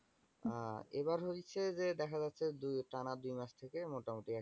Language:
Bangla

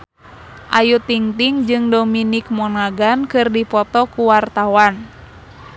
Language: Sundanese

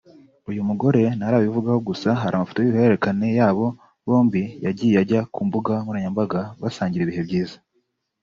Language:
Kinyarwanda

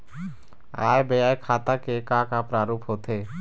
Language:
Chhattisgarhi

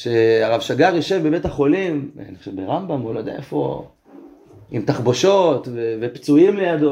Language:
Hebrew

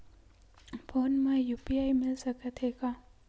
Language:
Chhattisgarhi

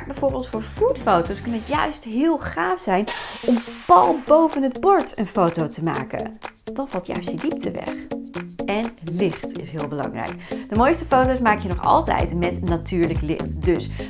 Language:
Dutch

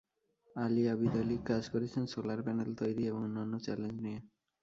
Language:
Bangla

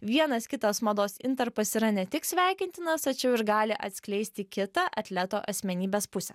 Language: Lithuanian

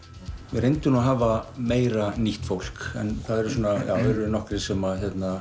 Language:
Icelandic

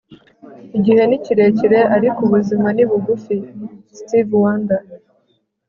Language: Kinyarwanda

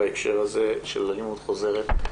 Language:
Hebrew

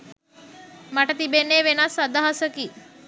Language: Sinhala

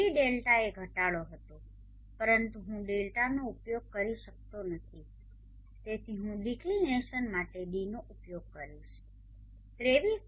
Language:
Gujarati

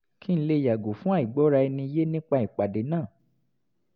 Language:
Yoruba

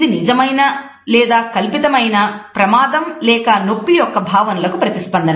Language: Telugu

